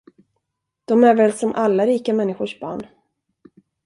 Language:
Swedish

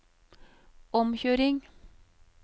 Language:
Norwegian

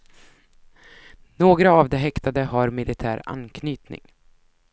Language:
Swedish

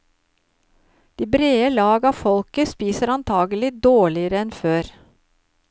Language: Norwegian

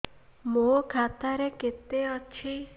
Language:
Odia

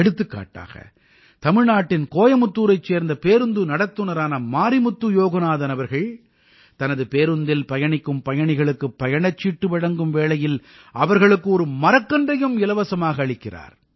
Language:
Tamil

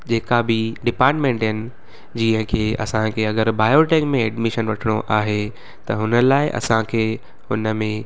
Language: Sindhi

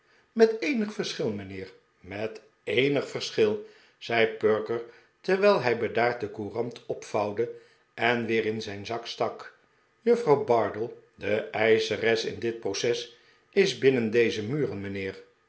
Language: Dutch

